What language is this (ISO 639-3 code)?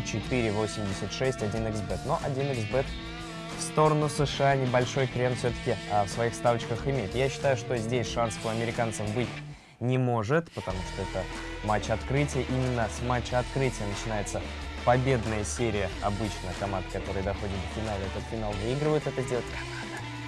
rus